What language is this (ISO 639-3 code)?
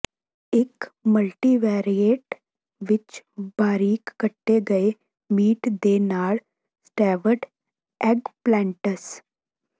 pan